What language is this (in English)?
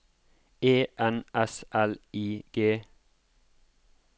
Norwegian